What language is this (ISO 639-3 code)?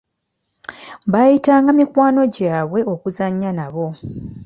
lug